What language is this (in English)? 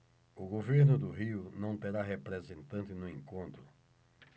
Portuguese